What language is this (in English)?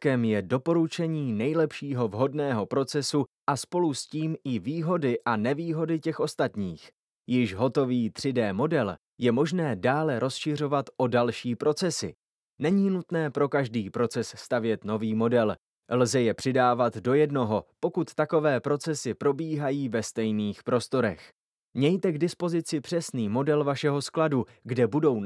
Czech